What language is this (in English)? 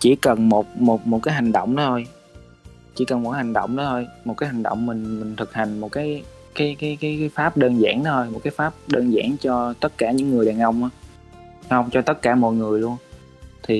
Vietnamese